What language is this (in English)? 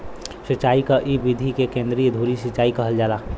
Bhojpuri